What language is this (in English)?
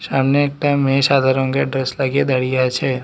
Bangla